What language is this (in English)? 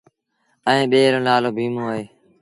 Sindhi Bhil